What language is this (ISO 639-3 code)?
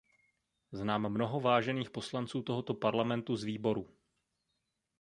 ces